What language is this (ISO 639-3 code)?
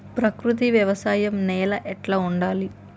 tel